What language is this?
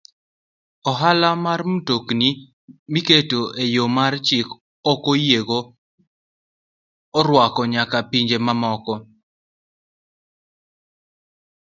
Luo (Kenya and Tanzania)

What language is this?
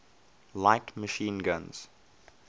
English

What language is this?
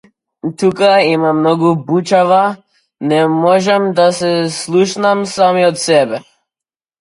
Macedonian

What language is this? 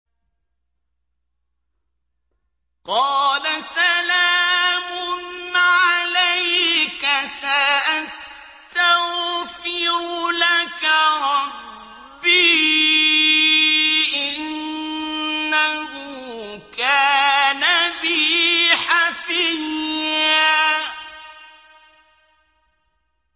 Arabic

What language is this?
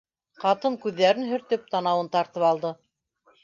Bashkir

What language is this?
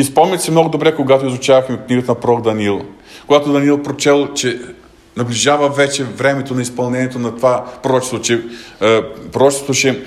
Bulgarian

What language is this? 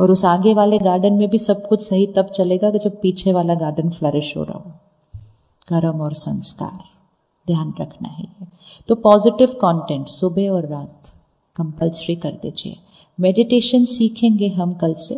Hindi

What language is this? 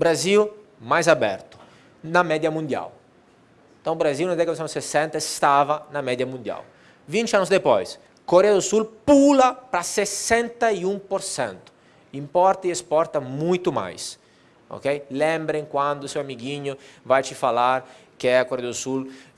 Portuguese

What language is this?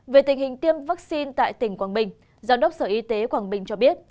Vietnamese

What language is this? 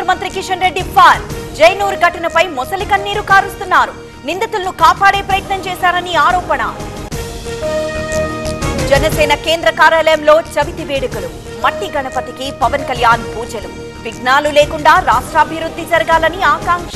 Telugu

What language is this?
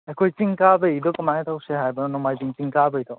Manipuri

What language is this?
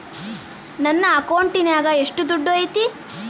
Kannada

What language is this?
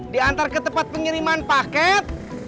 Indonesian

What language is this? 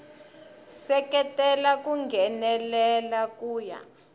Tsonga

